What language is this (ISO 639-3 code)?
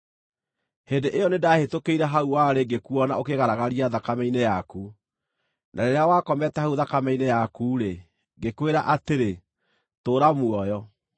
kik